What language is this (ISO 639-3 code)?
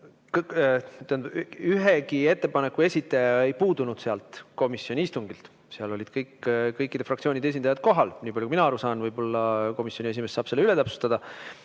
est